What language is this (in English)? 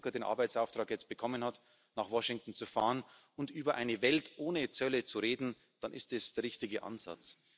German